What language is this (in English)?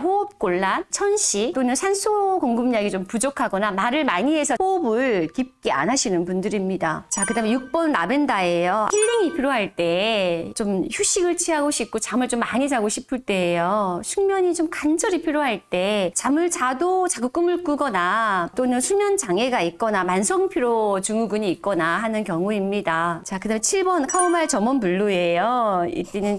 Korean